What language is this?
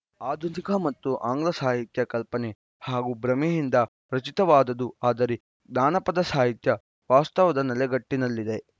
Kannada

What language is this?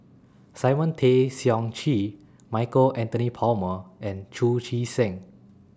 English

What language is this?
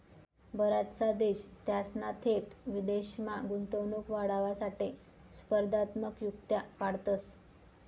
Marathi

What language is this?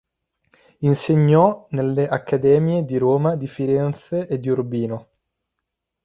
Italian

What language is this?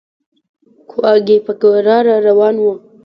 Pashto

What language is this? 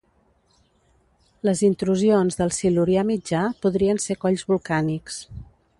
Catalan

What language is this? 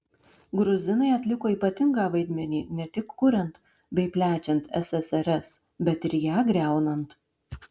Lithuanian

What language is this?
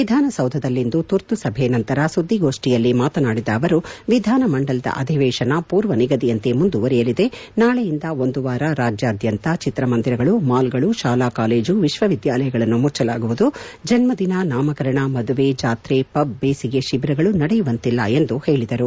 Kannada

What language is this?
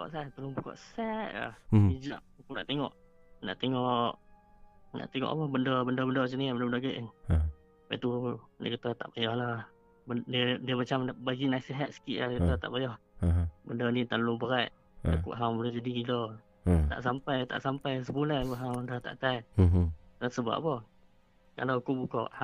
Malay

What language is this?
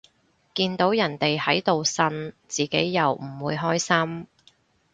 Cantonese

